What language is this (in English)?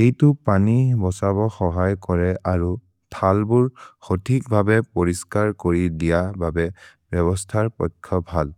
Maria (India)